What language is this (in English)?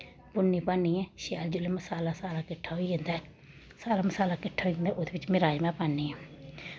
Dogri